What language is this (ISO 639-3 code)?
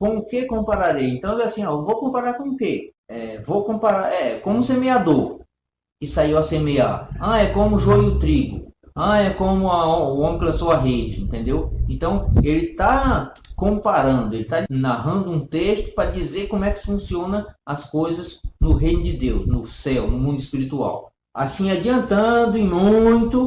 por